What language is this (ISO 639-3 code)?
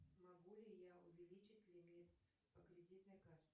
rus